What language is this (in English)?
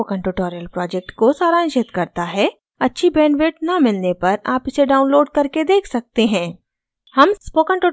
Hindi